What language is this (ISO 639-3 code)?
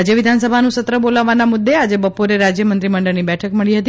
guj